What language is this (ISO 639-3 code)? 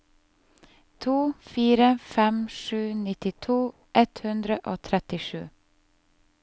nor